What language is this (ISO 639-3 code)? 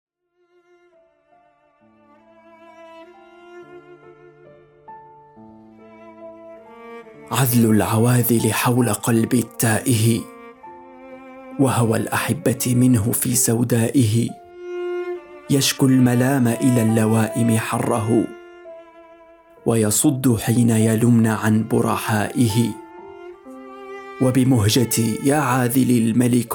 ara